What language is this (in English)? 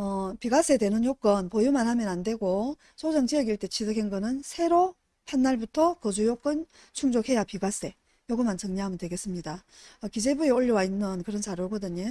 Korean